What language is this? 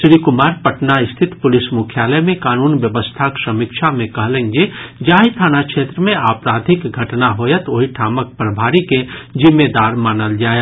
Maithili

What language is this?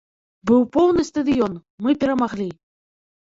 Belarusian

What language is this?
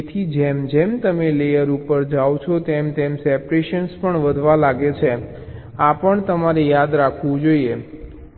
Gujarati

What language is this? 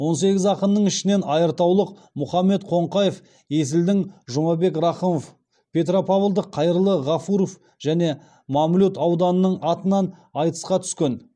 Kazakh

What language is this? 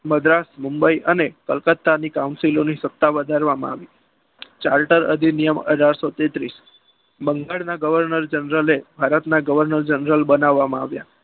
Gujarati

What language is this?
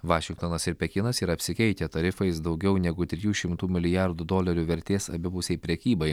Lithuanian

